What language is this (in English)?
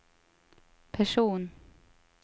Swedish